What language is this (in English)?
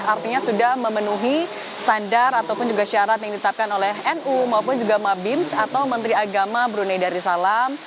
Indonesian